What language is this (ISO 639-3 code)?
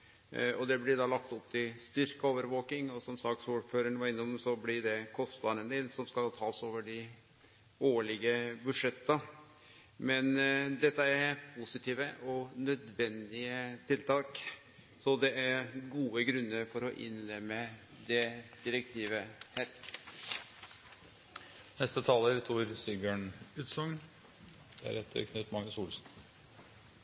nor